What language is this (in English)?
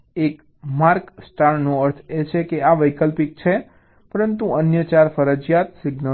Gujarati